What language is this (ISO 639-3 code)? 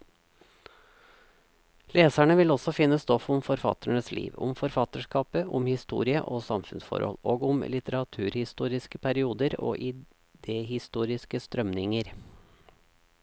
nor